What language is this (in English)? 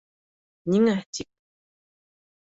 Bashkir